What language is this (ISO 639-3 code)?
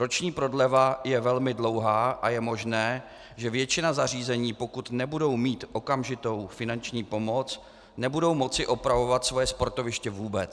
ces